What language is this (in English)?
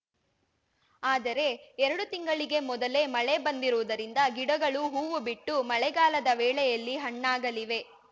Kannada